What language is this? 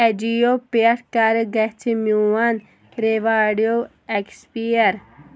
Kashmiri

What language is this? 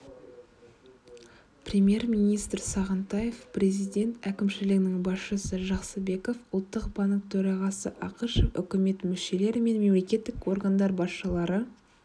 Kazakh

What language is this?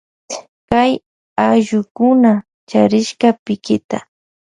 Loja Highland Quichua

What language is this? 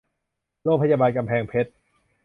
Thai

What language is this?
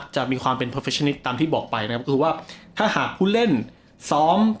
Thai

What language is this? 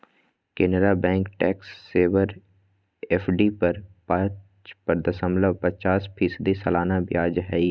Magahi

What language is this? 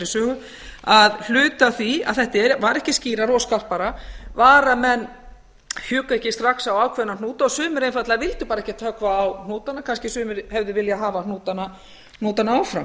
Icelandic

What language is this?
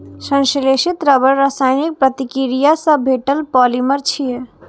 Maithili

